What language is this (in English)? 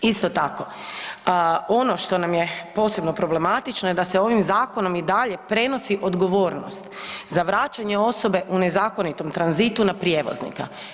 Croatian